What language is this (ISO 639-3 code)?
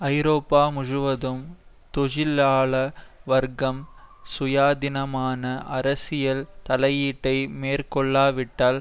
tam